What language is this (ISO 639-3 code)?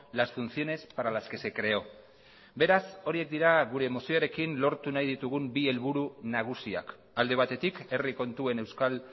eus